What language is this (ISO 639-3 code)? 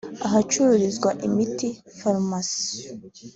kin